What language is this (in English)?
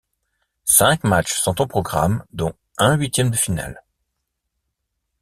French